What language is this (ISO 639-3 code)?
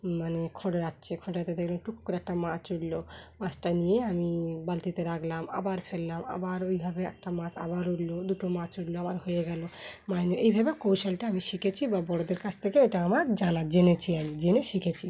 ben